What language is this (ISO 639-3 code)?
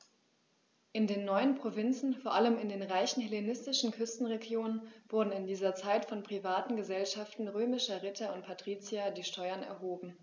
deu